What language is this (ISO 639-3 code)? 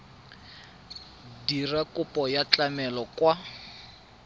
tsn